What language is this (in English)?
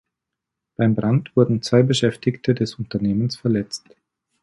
German